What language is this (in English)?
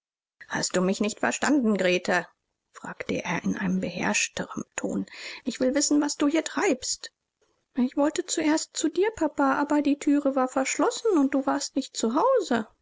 German